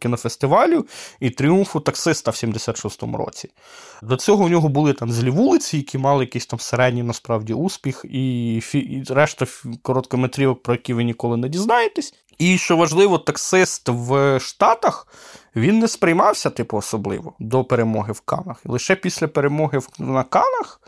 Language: Ukrainian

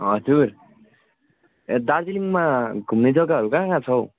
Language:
Nepali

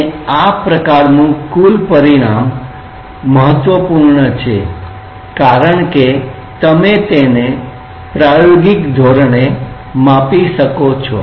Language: Gujarati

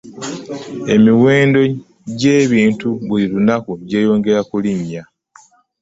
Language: Ganda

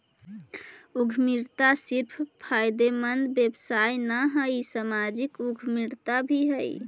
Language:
Magahi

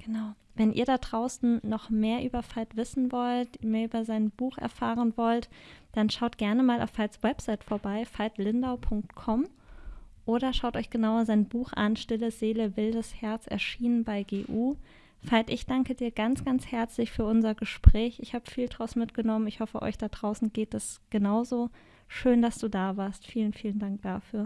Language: German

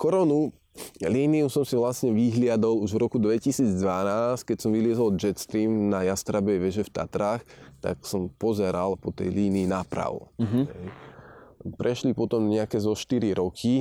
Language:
Slovak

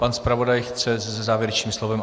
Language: Czech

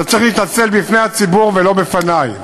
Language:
Hebrew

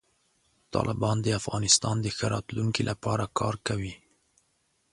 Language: Pashto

